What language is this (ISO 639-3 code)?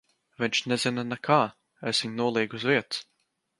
lav